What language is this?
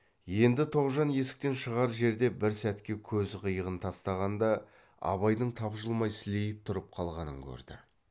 Kazakh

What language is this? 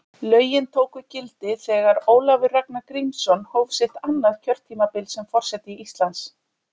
Icelandic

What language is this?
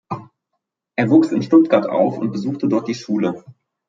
German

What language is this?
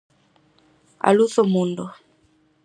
Galician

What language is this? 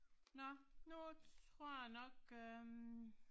Danish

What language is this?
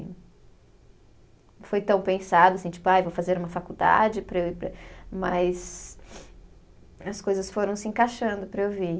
Portuguese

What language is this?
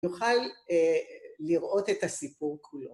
Hebrew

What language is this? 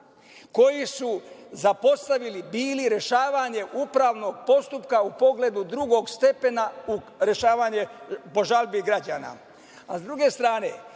Serbian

